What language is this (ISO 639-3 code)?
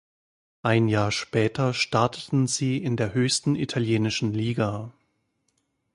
deu